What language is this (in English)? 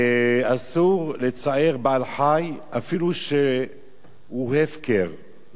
Hebrew